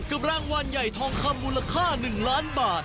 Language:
Thai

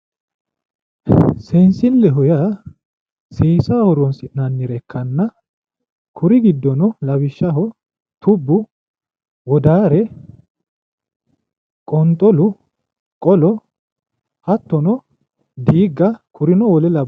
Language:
Sidamo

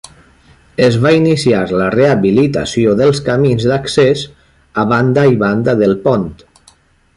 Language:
Catalan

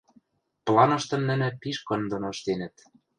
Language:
Western Mari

